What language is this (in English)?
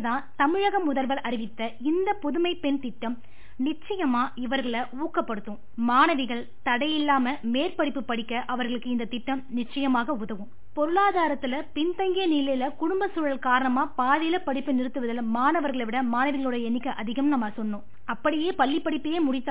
Tamil